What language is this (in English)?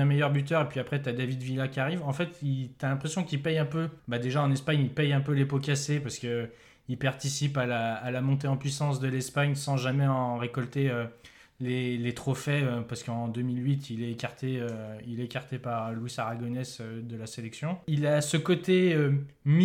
French